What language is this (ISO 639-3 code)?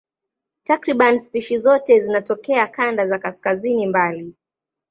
swa